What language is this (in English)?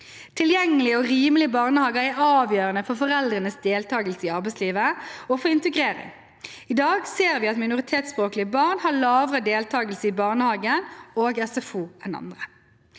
Norwegian